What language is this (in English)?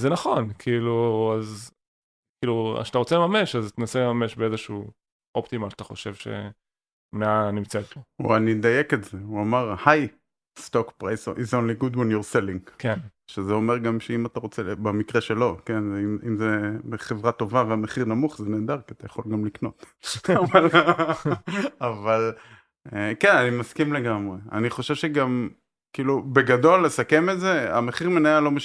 Hebrew